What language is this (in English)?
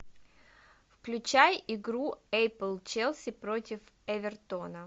Russian